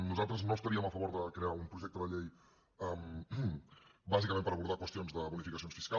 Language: Catalan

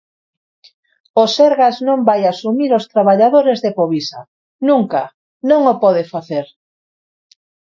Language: Galician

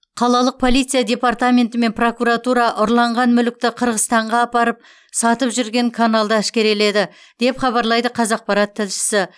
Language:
Kazakh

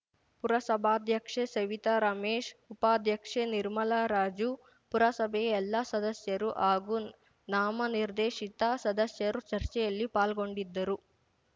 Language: Kannada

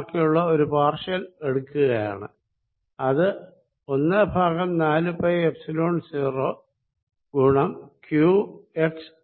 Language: Malayalam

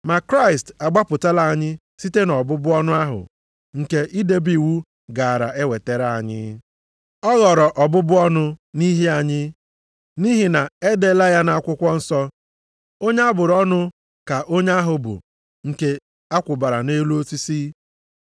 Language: Igbo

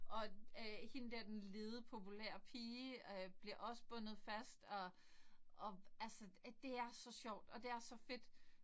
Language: Danish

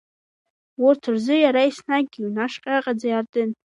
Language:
Abkhazian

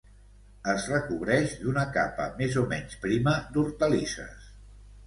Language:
Catalan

